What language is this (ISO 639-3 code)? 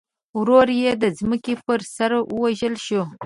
pus